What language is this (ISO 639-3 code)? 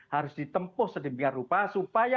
ind